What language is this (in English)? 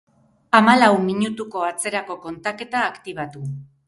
Basque